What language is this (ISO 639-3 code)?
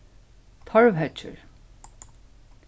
fao